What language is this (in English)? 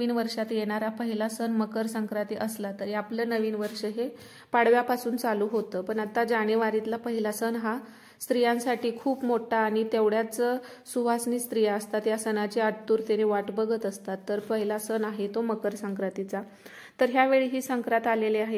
Marathi